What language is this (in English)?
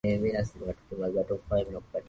Swahili